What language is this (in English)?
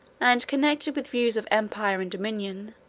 English